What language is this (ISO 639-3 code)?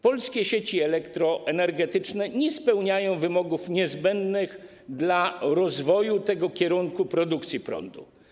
pol